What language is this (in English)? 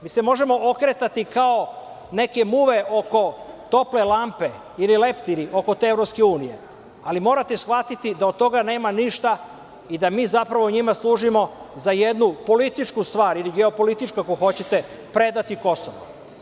Serbian